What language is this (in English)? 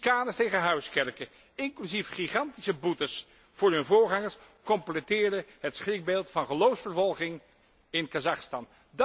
Dutch